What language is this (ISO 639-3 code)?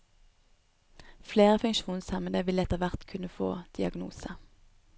nor